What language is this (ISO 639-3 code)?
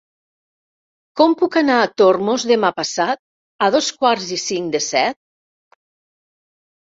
cat